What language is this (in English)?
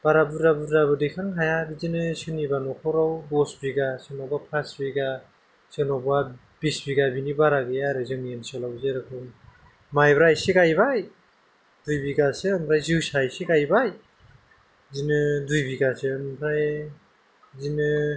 Bodo